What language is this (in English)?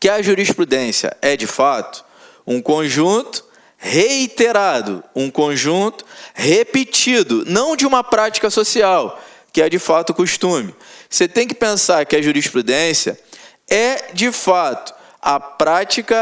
Portuguese